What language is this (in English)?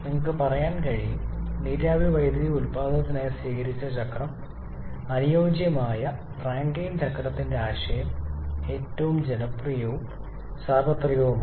Malayalam